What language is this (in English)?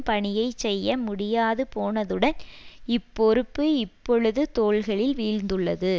Tamil